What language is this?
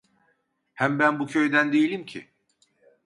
Turkish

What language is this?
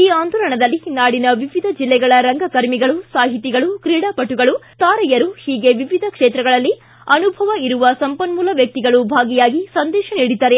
Kannada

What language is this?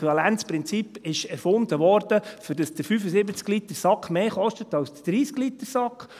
Swiss German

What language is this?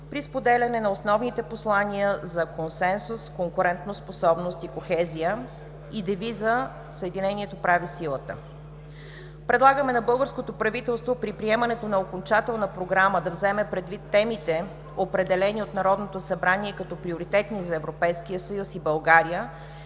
Bulgarian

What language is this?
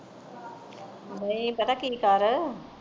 Punjabi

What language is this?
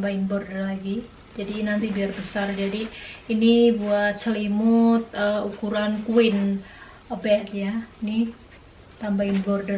Indonesian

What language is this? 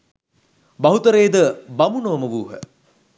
Sinhala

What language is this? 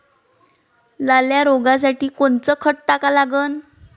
Marathi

